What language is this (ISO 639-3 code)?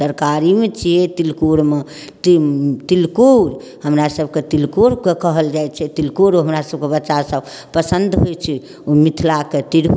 mai